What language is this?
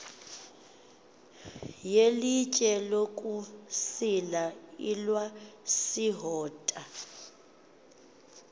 Xhosa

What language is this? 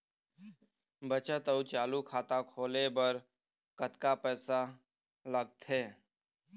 Chhattisgarhi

